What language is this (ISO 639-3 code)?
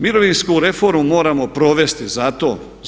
hrv